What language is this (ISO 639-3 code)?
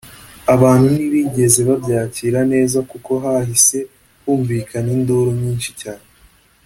kin